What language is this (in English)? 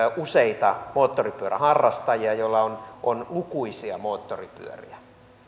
Finnish